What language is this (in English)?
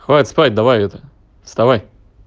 Russian